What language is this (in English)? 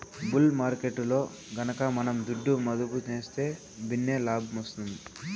Telugu